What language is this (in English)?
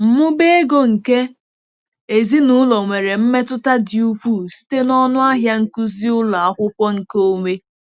Igbo